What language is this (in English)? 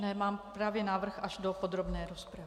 Czech